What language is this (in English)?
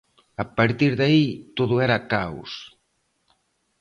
Galician